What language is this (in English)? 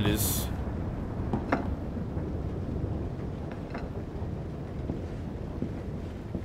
German